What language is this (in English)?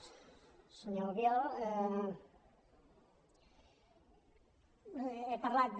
Catalan